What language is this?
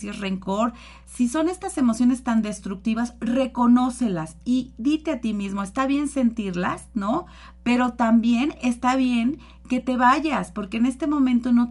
Spanish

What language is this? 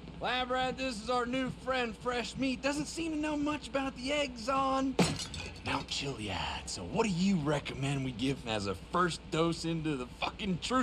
English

